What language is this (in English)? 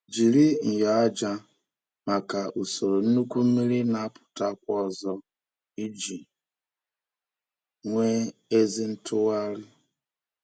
Igbo